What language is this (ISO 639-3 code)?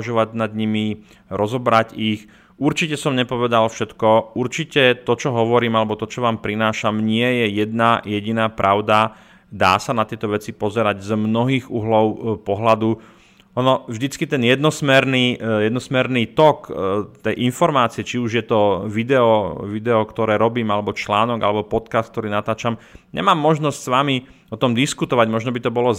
slk